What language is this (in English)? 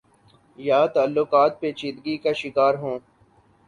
Urdu